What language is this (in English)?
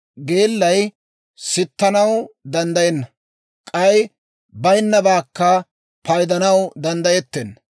Dawro